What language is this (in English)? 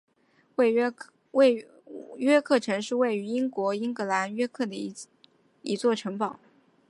Chinese